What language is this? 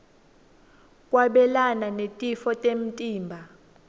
Swati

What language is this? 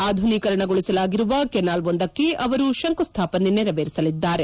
Kannada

